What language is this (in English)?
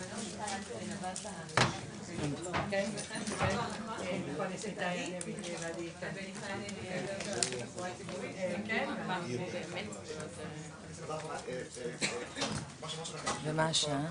Hebrew